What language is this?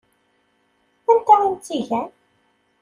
Kabyle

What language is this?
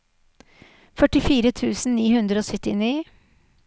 Norwegian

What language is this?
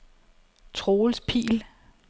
Danish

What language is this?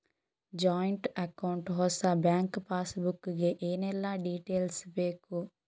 Kannada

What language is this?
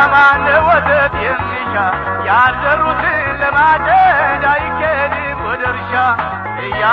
Amharic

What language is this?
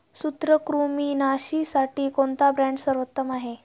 Marathi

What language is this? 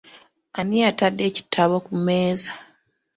Ganda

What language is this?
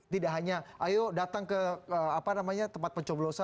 Indonesian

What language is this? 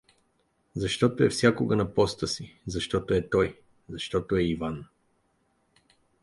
Bulgarian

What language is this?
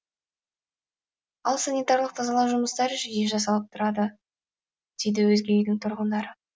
Kazakh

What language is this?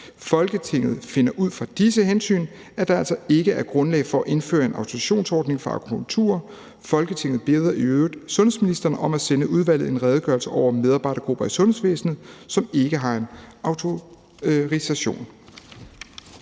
Danish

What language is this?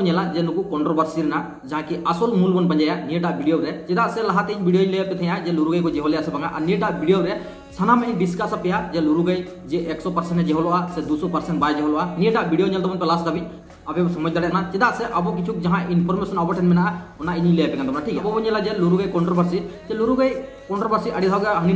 Hindi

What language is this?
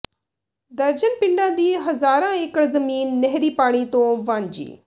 Punjabi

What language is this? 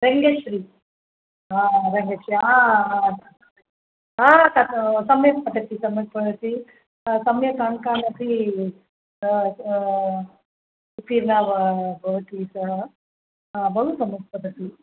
Sanskrit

